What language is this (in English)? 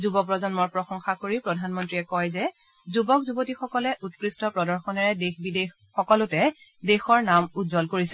Assamese